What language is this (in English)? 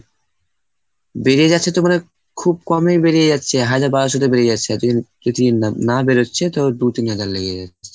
Bangla